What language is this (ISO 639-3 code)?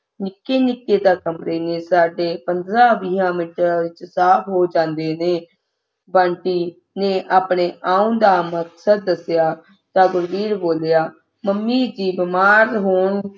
pan